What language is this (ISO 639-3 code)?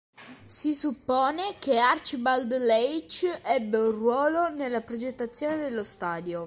ita